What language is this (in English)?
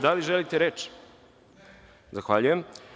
Serbian